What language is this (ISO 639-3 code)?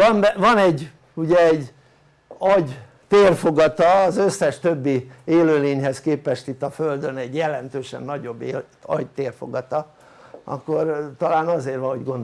hun